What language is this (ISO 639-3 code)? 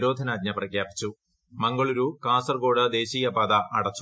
mal